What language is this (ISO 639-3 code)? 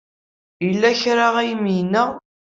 kab